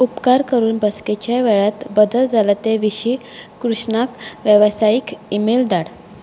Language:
Konkani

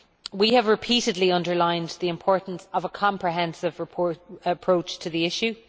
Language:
English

